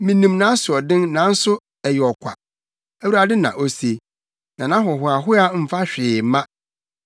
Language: Akan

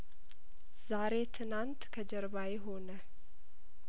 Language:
Amharic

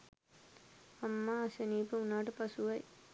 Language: Sinhala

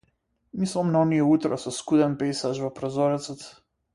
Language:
Macedonian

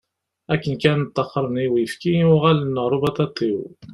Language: Kabyle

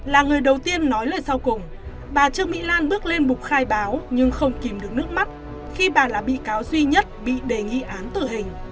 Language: Vietnamese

